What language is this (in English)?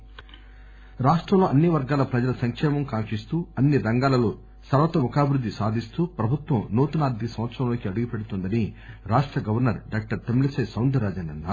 Telugu